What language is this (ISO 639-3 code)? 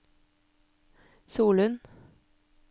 nor